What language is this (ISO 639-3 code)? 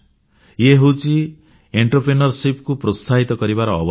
ori